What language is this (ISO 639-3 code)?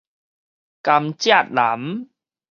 nan